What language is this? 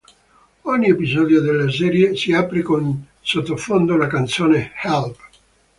Italian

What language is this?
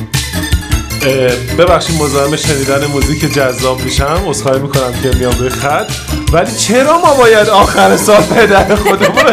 Persian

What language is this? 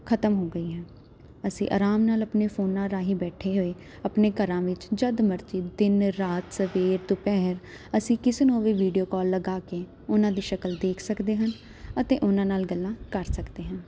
Punjabi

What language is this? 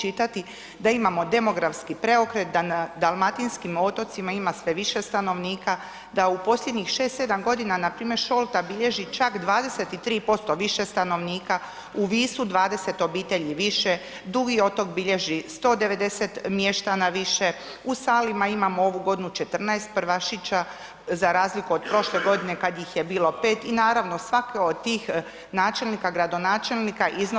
Croatian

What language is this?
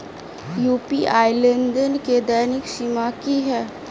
Maithili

